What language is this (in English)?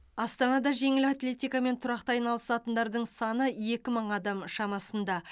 Kazakh